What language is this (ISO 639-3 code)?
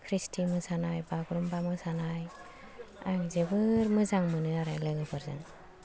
brx